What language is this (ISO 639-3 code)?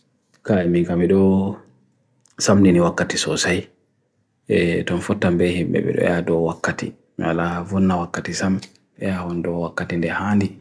fui